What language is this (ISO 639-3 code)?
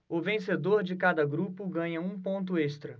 por